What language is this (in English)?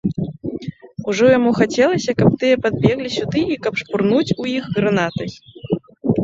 Belarusian